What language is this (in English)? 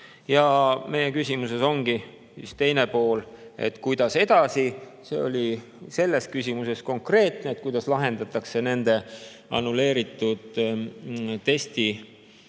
Estonian